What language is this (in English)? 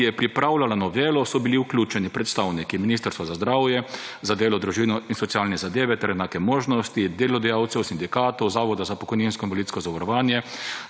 Slovenian